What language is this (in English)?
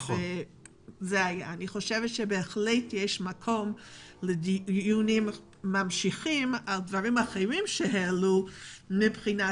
Hebrew